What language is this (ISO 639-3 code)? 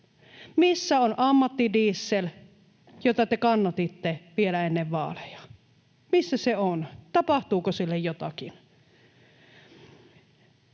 fin